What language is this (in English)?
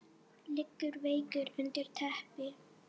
Icelandic